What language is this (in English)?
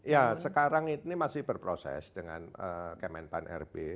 Indonesian